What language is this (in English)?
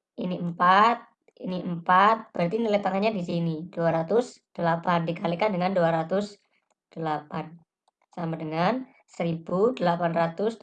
Indonesian